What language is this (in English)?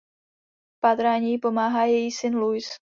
Czech